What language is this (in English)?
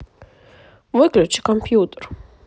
Russian